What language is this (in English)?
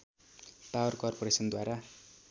Nepali